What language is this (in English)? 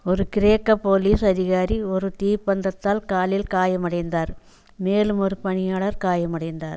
Tamil